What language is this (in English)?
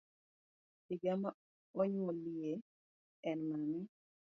Luo (Kenya and Tanzania)